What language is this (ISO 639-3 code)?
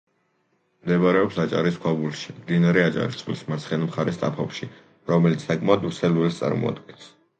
kat